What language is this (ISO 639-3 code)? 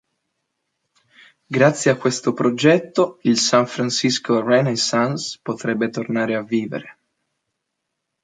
ita